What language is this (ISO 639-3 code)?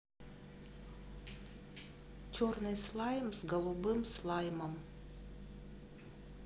rus